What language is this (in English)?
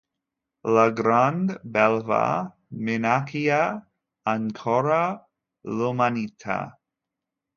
Italian